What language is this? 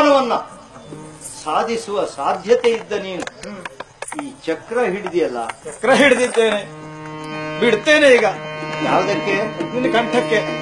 Romanian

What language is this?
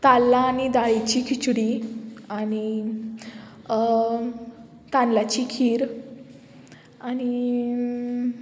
Konkani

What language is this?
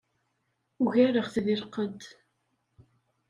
Kabyle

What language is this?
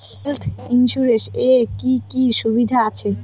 Bangla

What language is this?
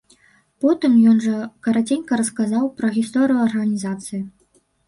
Belarusian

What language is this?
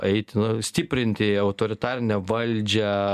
Lithuanian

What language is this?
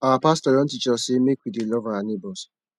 Nigerian Pidgin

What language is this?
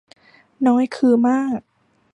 Thai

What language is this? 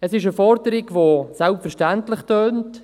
Swiss German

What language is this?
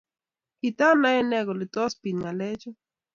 Kalenjin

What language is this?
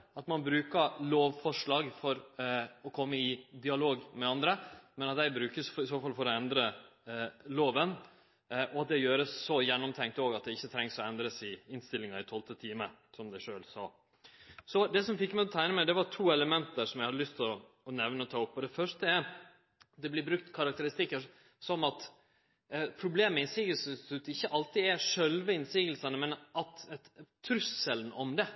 Norwegian Nynorsk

